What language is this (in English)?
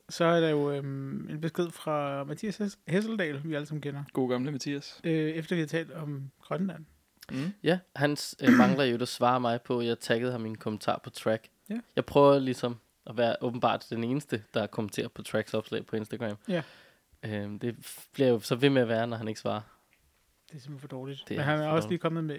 Danish